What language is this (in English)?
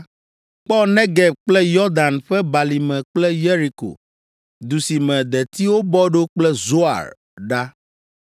Ewe